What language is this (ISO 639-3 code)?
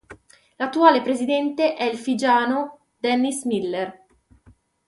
ita